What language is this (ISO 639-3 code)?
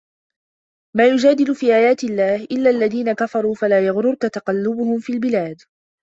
ara